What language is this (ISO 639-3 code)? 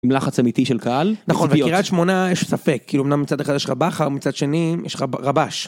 heb